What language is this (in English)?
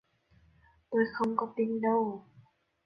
Vietnamese